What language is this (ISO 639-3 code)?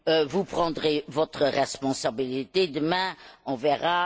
fra